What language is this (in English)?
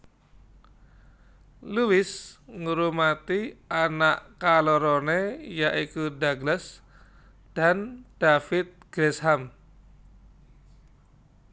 Javanese